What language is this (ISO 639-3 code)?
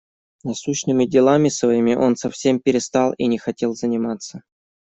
rus